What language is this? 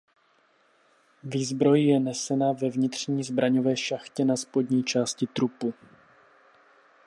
Czech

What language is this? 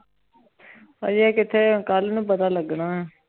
Punjabi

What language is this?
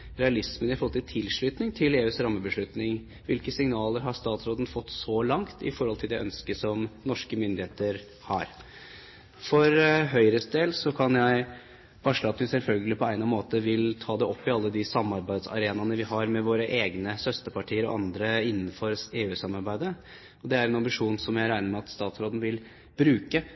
Norwegian Bokmål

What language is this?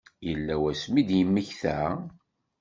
Kabyle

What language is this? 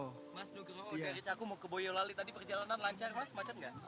Indonesian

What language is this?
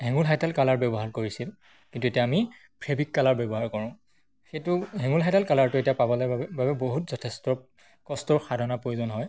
Assamese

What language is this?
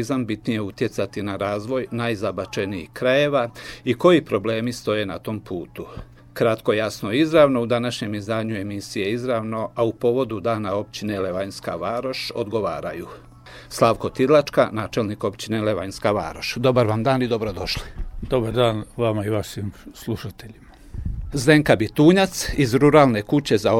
Croatian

